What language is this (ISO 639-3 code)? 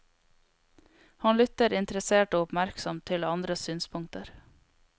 nor